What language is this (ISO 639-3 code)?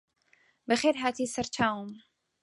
ckb